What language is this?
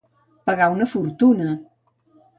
Catalan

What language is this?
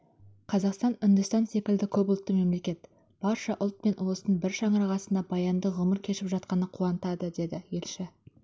Kazakh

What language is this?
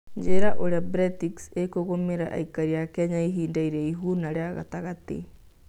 Kikuyu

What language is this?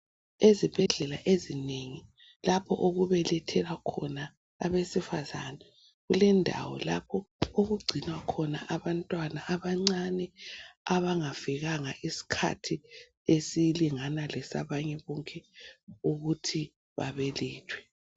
North Ndebele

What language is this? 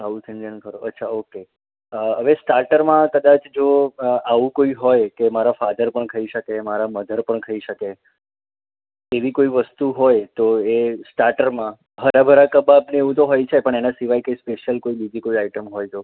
Gujarati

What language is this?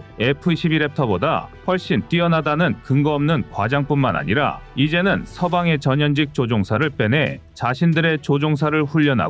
Korean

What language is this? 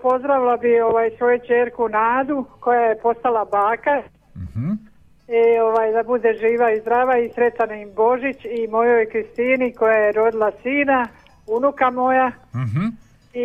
Croatian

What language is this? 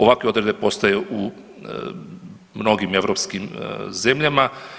Croatian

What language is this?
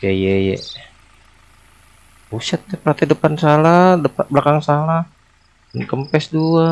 Indonesian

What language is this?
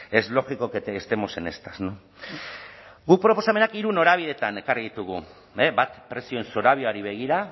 Basque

